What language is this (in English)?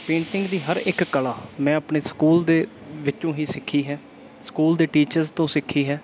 Punjabi